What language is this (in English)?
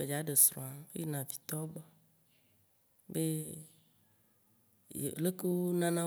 Waci Gbe